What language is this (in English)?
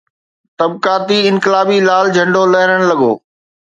Sindhi